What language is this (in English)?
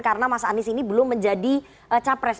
Indonesian